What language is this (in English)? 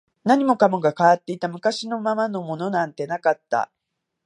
Japanese